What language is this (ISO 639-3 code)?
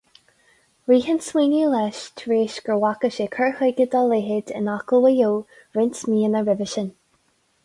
gle